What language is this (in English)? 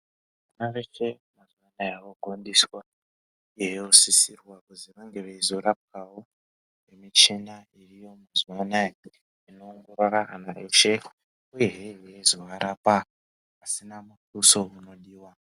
Ndau